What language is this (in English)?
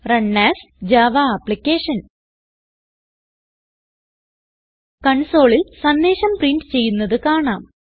Malayalam